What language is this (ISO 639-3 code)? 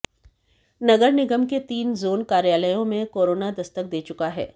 hin